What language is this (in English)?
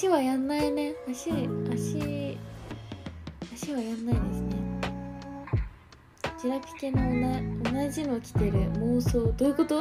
Japanese